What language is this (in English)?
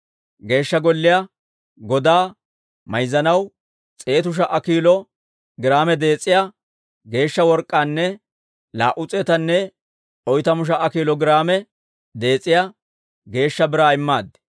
Dawro